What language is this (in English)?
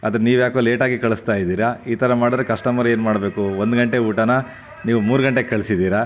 Kannada